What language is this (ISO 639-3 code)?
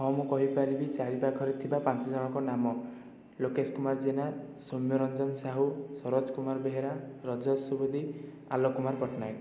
ori